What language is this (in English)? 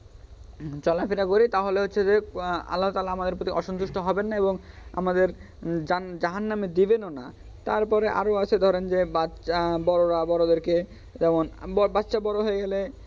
Bangla